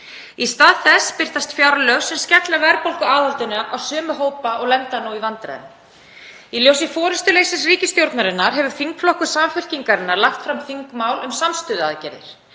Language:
Icelandic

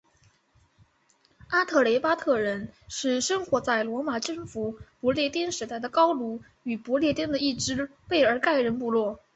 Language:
Chinese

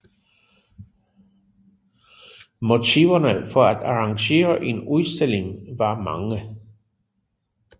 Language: Danish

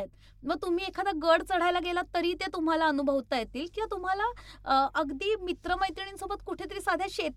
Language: Marathi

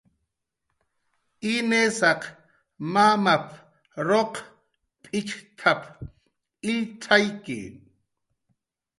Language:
Jaqaru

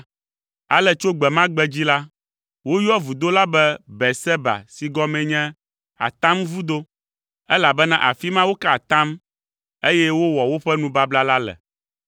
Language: Ewe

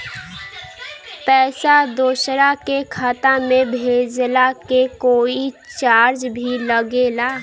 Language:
Bhojpuri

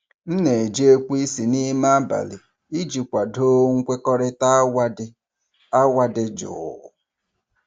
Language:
Igbo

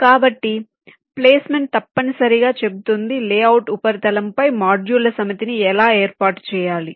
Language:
Telugu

